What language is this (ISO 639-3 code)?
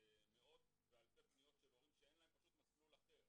heb